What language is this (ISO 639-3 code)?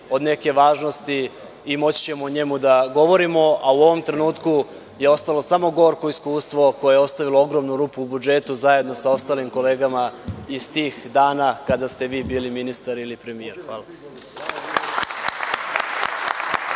srp